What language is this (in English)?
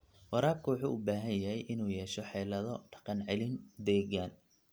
Somali